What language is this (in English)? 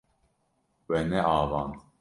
Kurdish